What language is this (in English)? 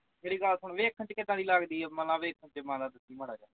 Punjabi